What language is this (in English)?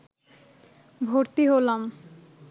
Bangla